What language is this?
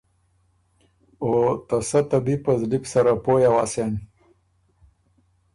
Ormuri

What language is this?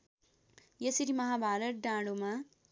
Nepali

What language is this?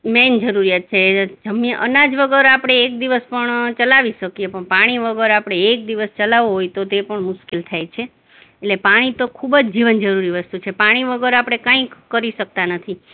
Gujarati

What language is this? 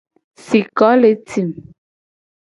Gen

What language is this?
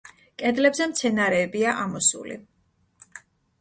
Georgian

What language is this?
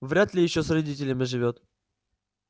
Russian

